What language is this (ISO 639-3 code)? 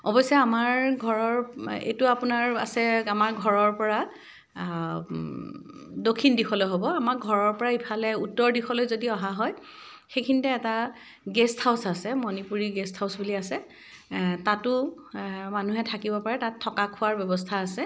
asm